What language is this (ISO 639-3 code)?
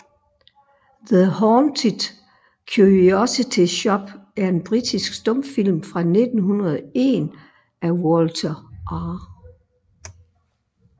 dan